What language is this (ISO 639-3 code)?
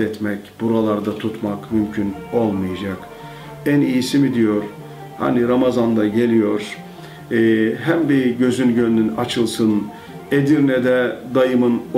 tur